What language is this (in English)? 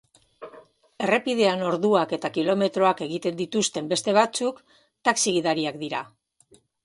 Basque